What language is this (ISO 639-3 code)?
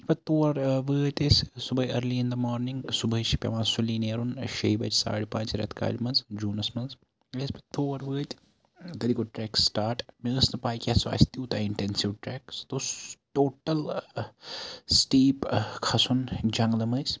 kas